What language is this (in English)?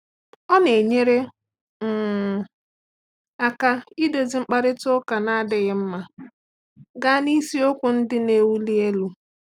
Igbo